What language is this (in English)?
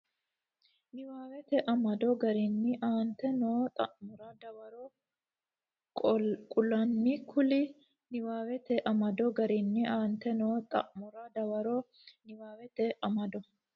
Sidamo